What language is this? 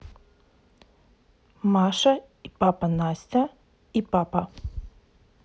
Russian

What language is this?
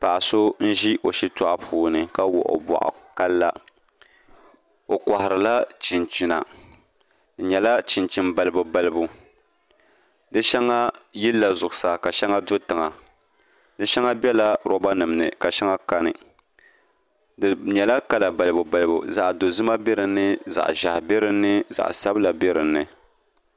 Dagbani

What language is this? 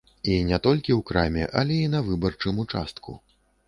Belarusian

